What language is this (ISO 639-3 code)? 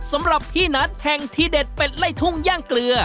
tha